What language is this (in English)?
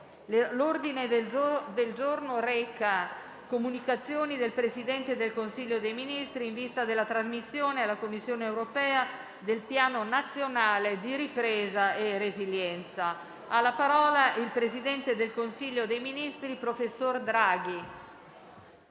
Italian